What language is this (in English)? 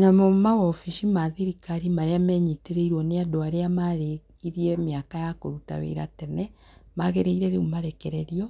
Kikuyu